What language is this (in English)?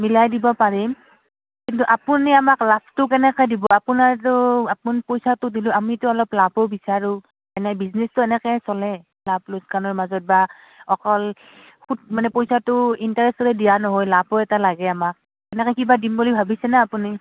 Assamese